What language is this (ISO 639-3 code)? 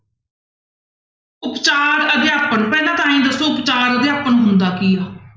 pan